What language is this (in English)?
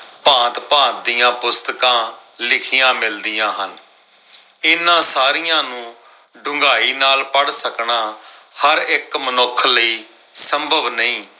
Punjabi